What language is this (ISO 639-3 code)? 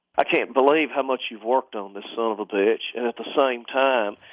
eng